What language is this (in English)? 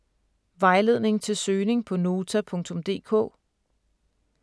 Danish